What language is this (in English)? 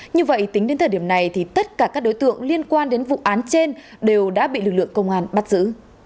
Vietnamese